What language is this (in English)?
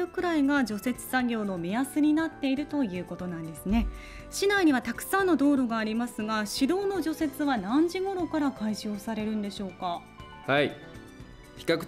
Japanese